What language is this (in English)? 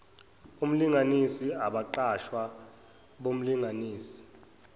Zulu